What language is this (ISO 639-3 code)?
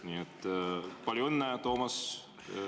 est